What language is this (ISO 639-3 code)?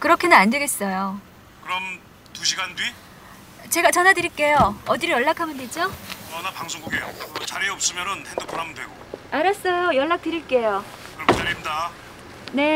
kor